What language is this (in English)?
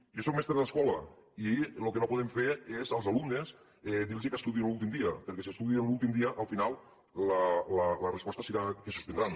Catalan